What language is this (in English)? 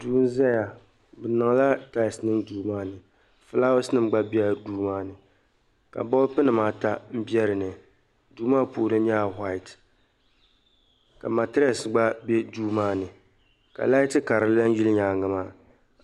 Dagbani